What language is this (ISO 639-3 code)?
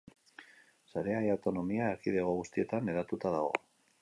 eus